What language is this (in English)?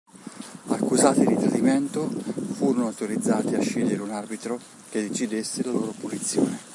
Italian